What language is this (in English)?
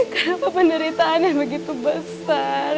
Indonesian